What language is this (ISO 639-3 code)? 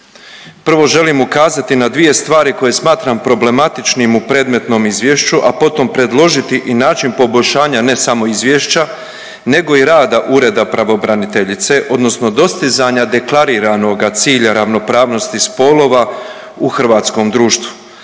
hrv